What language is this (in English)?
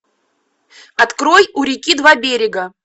Russian